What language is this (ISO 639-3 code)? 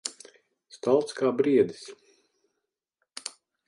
lav